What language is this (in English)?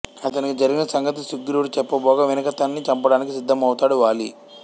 Telugu